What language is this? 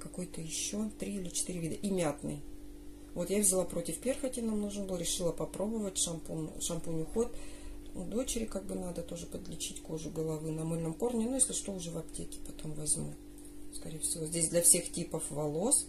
Russian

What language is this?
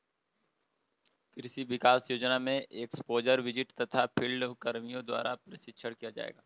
Hindi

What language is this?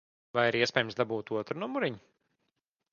Latvian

